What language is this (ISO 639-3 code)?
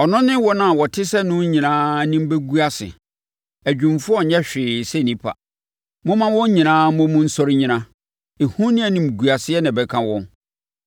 aka